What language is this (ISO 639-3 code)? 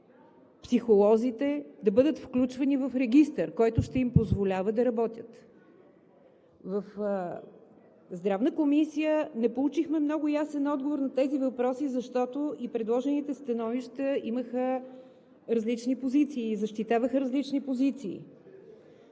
bul